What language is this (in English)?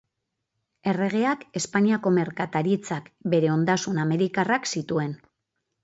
Basque